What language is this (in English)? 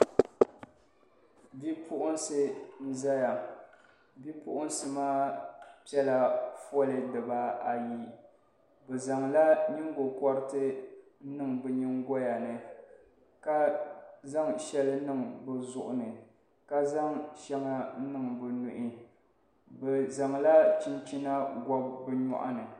Dagbani